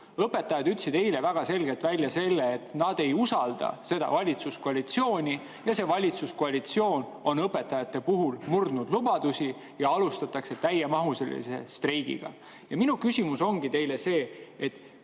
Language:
Estonian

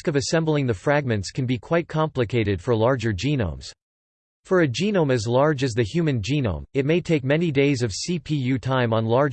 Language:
English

